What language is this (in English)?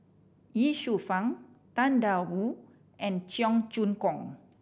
English